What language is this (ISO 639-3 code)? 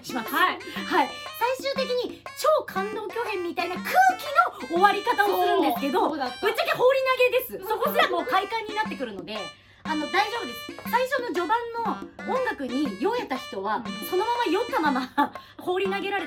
jpn